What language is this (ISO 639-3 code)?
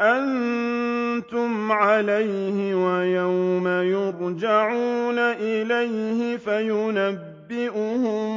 ara